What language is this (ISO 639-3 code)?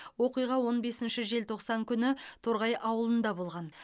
kaz